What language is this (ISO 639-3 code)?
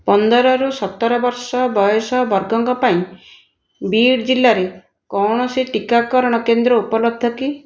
ori